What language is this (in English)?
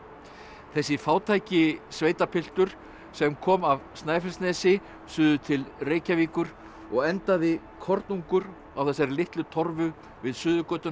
Icelandic